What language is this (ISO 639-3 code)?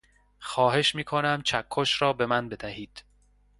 fas